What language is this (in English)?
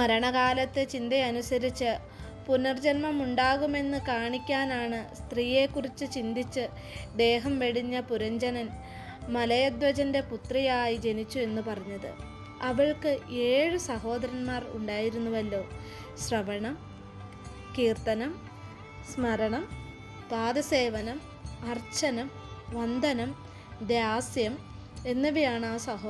Malayalam